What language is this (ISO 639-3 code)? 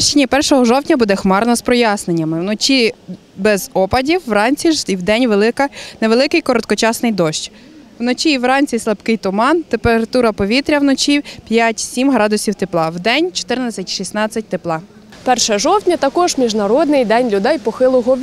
ukr